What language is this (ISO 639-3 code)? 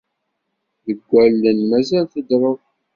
kab